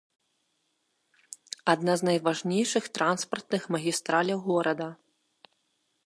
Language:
Belarusian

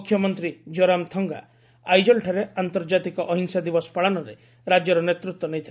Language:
Odia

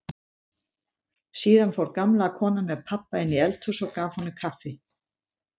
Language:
Icelandic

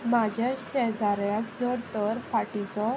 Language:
Konkani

